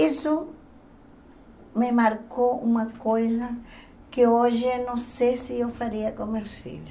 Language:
Portuguese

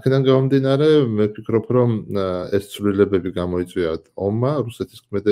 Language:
Arabic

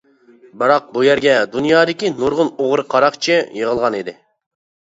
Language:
Uyghur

